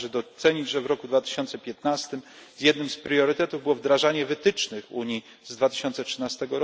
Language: Polish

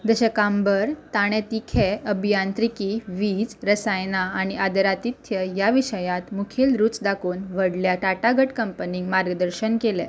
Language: Konkani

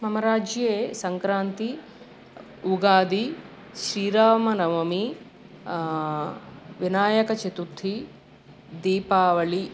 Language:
Sanskrit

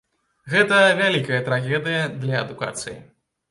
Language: Belarusian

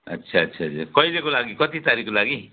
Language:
Nepali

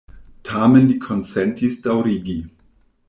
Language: Esperanto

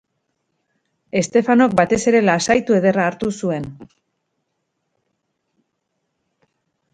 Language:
Basque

